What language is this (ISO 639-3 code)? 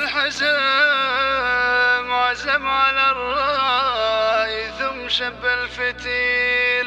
ara